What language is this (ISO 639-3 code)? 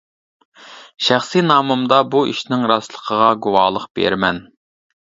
uig